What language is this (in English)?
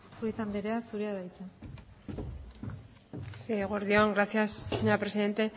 Basque